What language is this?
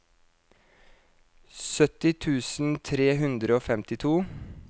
Norwegian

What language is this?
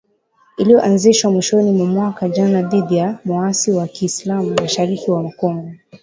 Swahili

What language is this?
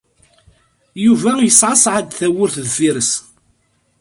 Kabyle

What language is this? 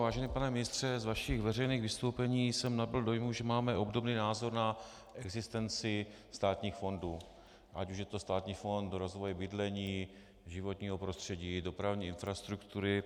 Czech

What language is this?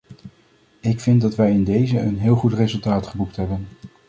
Dutch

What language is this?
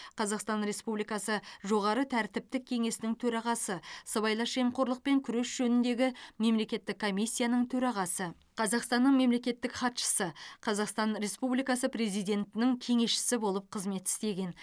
Kazakh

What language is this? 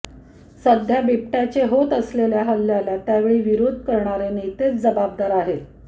Marathi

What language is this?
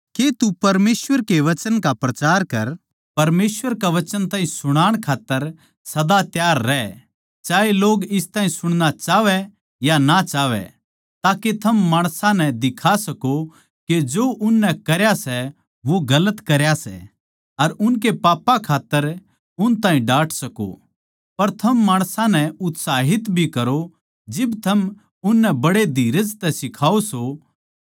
Haryanvi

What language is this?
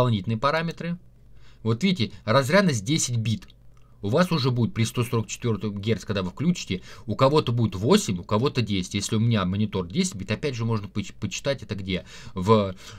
Russian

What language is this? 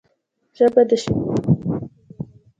Pashto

